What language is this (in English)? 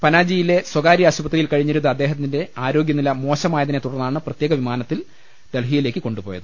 Malayalam